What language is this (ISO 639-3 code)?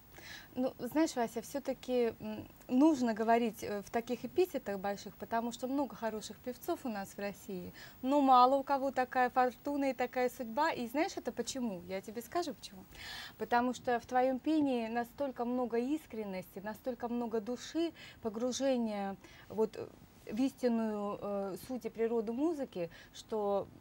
rus